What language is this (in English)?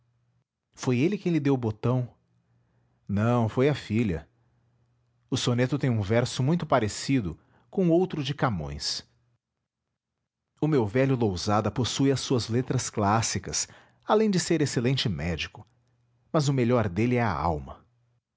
Portuguese